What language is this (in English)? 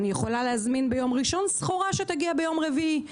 Hebrew